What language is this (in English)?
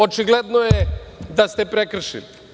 Serbian